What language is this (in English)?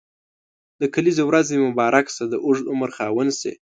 Pashto